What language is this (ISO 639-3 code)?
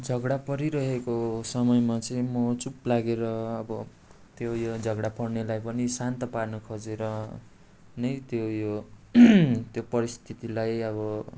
nep